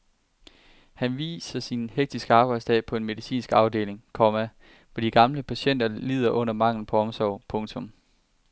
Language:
Danish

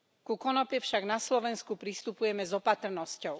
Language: Slovak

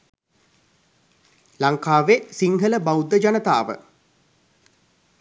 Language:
Sinhala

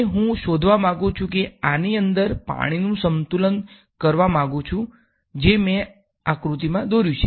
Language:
Gujarati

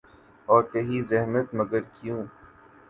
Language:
Urdu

